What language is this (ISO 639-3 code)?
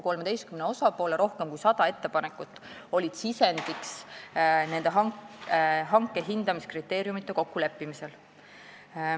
est